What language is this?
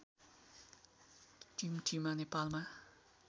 Nepali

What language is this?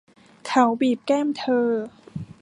Thai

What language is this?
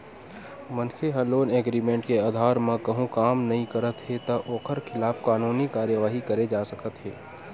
Chhattisgarhi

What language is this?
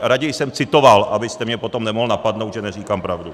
Czech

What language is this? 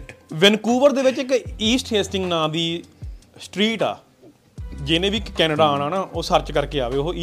Punjabi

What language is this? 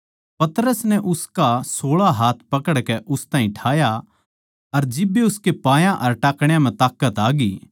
Haryanvi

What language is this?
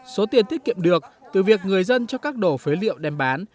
Vietnamese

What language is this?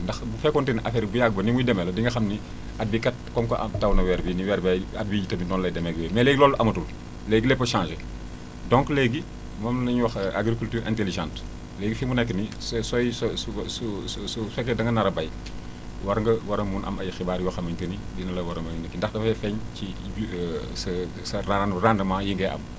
Wolof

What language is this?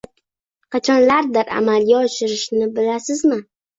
Uzbek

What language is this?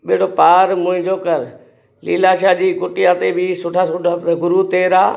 Sindhi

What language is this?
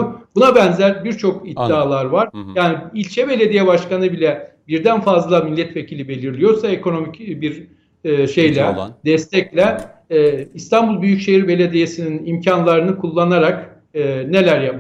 Turkish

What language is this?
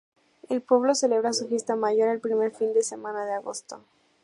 Spanish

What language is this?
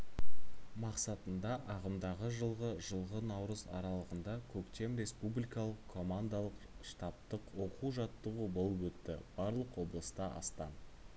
Kazakh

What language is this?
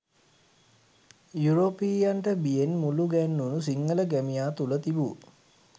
Sinhala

